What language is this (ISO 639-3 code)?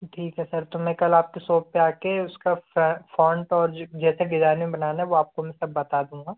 hin